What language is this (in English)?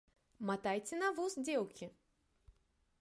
Belarusian